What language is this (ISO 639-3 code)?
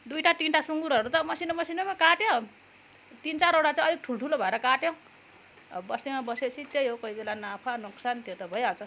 nep